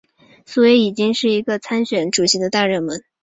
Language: Chinese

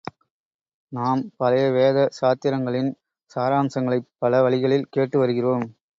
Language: Tamil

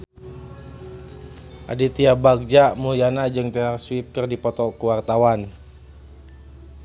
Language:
Sundanese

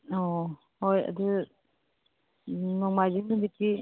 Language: Manipuri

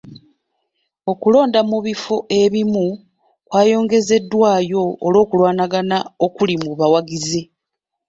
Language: Ganda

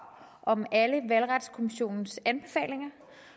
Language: Danish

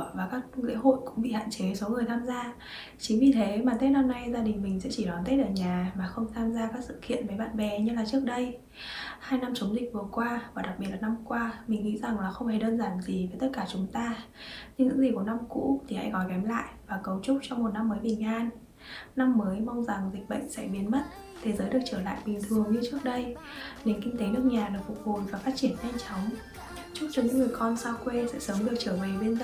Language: Vietnamese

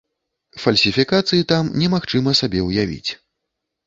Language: Belarusian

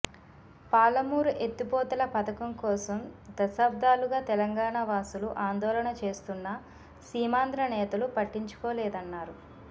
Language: Telugu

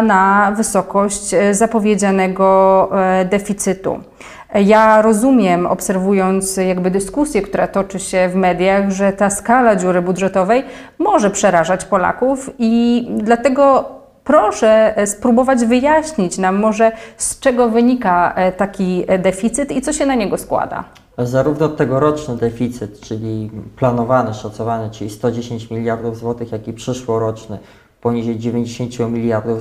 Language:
Polish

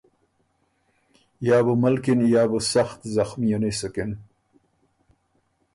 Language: Ormuri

